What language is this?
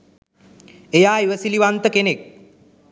Sinhala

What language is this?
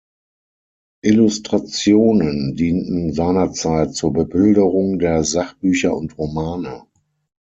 German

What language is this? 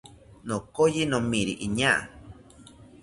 South Ucayali Ashéninka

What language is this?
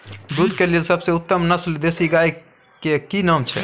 Maithili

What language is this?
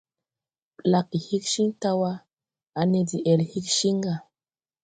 Tupuri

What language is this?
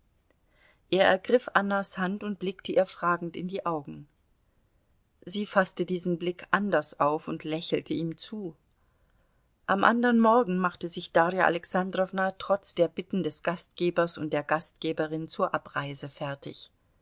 German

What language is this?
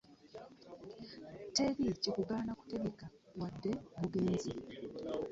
Ganda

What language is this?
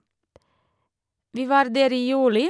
Norwegian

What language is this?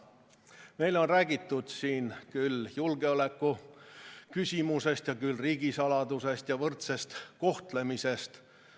Estonian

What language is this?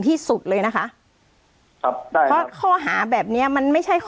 Thai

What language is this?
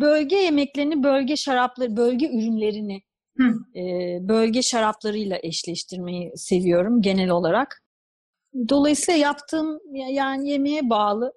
Turkish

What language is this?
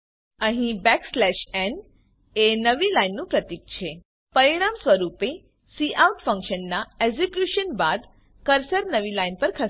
Gujarati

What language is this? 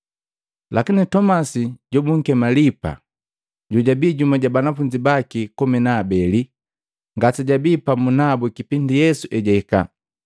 Matengo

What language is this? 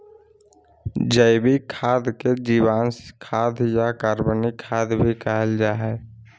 Magahi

